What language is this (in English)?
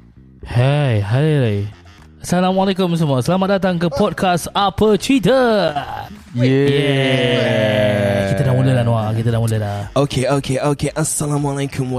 Malay